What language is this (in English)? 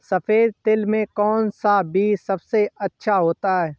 Hindi